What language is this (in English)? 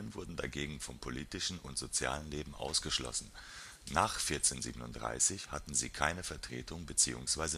German